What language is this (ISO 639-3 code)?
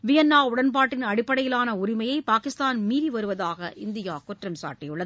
tam